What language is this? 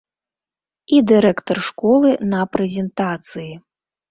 Belarusian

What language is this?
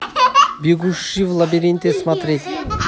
Russian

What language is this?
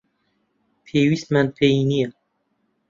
Central Kurdish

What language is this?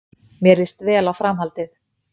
Icelandic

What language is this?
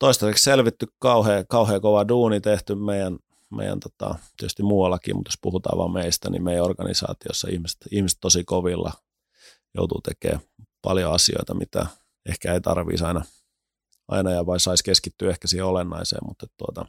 Finnish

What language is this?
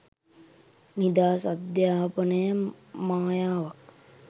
Sinhala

